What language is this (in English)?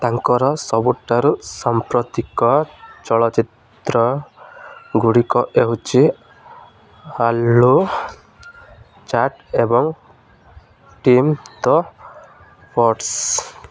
Odia